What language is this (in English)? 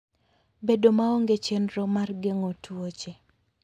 Luo (Kenya and Tanzania)